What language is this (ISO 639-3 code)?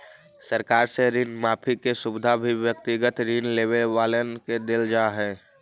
mag